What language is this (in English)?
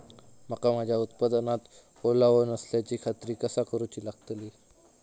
Marathi